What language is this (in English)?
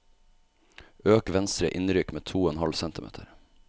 Norwegian